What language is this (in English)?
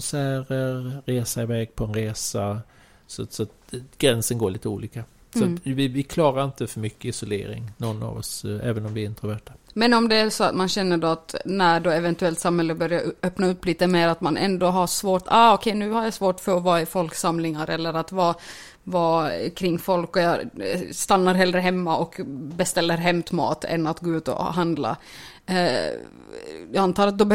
Swedish